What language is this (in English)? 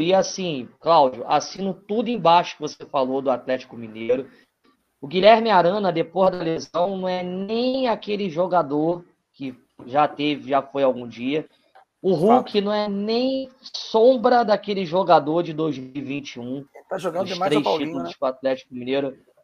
Portuguese